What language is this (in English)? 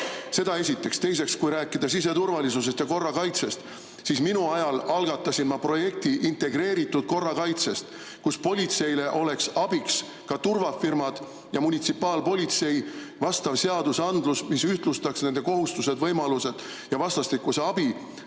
Estonian